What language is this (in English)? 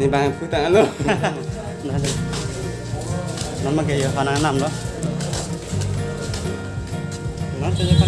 Indonesian